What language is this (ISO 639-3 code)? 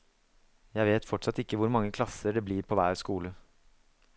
nor